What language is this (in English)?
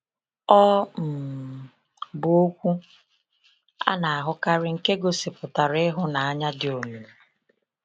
Igbo